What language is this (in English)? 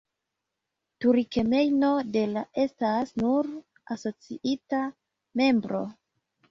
Esperanto